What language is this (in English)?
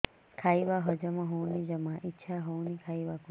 Odia